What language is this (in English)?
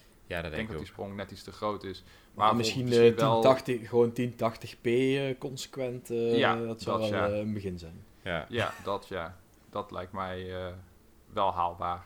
Dutch